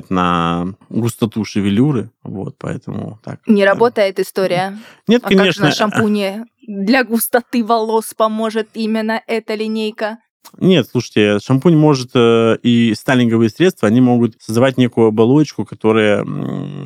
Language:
Russian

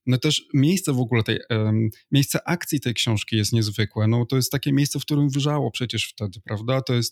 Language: Polish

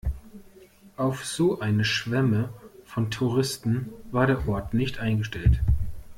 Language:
German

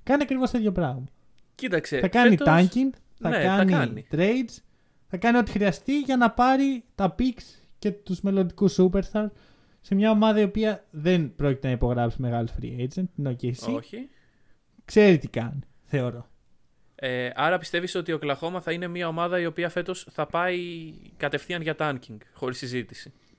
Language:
Greek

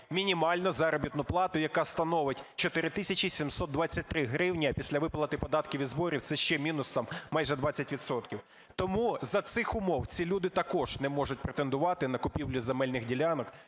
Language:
Ukrainian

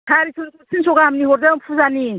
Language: Bodo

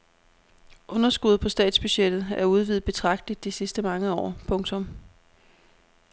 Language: Danish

